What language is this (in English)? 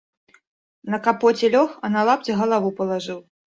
Belarusian